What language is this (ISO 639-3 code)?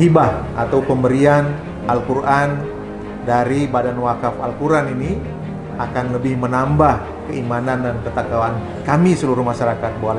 ind